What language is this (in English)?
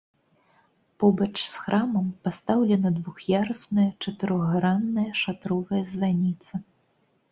Belarusian